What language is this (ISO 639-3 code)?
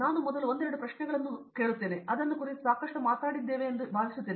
kan